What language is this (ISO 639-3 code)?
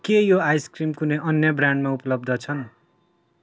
nep